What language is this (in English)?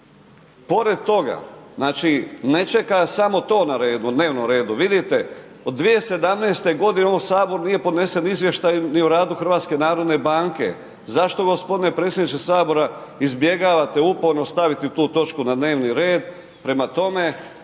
Croatian